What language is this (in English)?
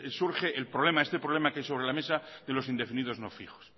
Spanish